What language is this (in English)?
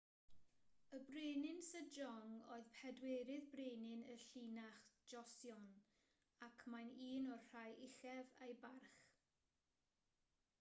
Welsh